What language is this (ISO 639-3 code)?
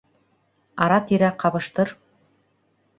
bak